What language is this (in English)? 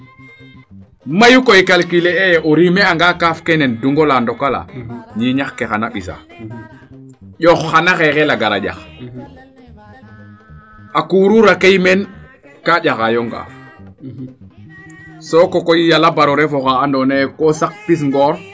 Serer